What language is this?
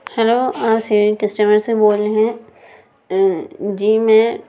Urdu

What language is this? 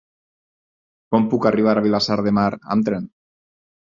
Catalan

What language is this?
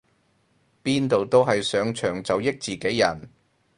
Cantonese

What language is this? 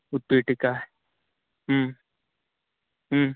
Sanskrit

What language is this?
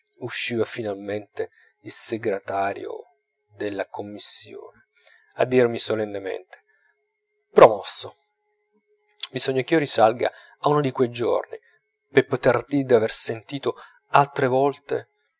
Italian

